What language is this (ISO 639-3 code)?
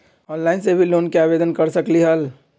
mag